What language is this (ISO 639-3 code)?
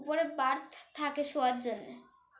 ben